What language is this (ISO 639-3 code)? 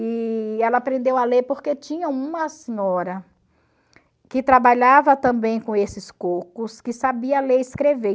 por